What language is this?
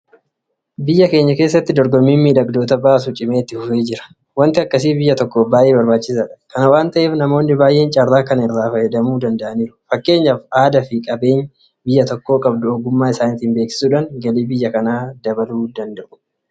Oromo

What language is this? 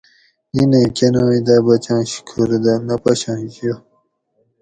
Gawri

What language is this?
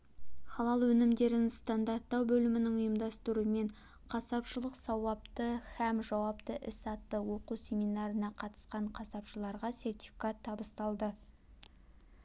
Kazakh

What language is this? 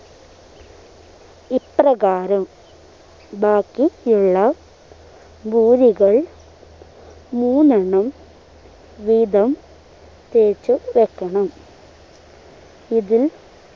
Malayalam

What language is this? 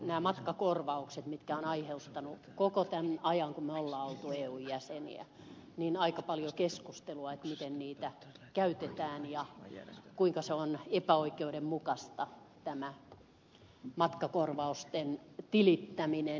Finnish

